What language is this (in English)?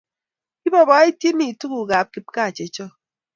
Kalenjin